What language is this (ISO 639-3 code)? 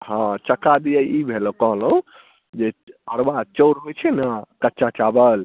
mai